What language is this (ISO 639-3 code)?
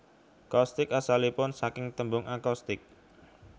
jav